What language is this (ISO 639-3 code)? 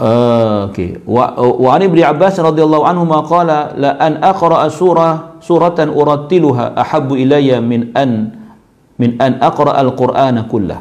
msa